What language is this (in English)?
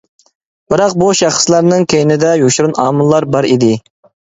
Uyghur